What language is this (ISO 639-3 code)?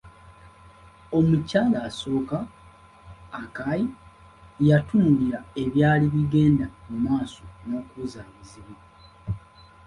lug